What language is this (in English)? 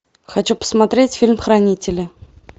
Russian